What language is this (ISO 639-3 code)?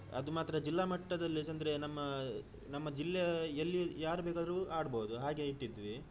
kan